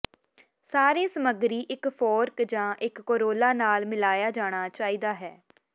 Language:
Punjabi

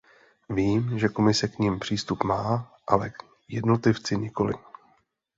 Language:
Czech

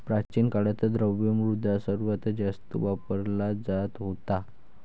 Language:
Marathi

